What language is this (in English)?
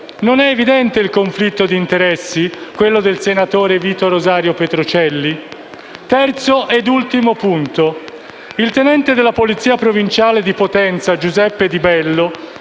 Italian